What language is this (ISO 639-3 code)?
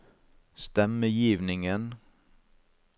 nor